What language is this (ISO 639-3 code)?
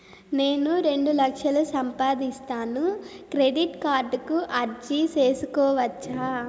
tel